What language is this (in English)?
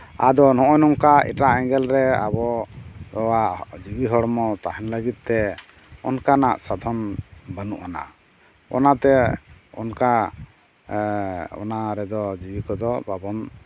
Santali